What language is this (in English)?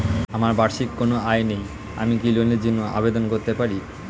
Bangla